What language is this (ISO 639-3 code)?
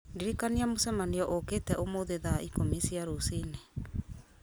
kik